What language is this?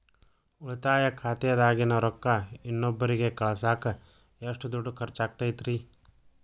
Kannada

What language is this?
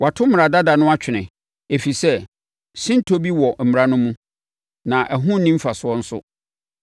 Akan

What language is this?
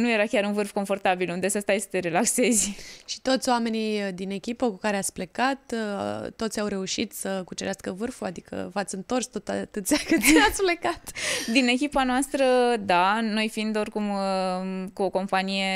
Romanian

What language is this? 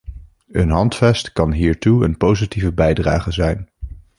Dutch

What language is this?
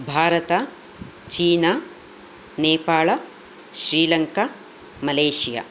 Sanskrit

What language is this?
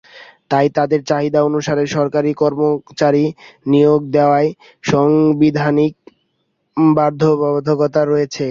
Bangla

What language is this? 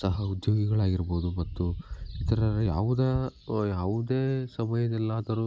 Kannada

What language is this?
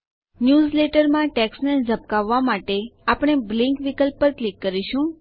Gujarati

